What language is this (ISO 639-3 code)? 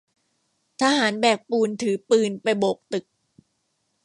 tha